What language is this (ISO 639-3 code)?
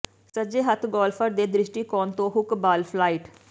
pan